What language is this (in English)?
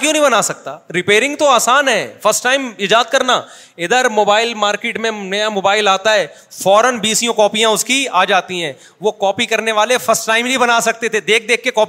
Urdu